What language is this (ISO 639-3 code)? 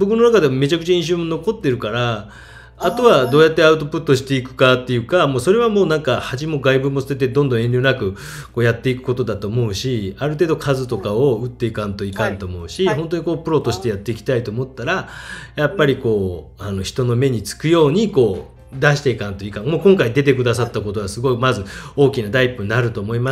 jpn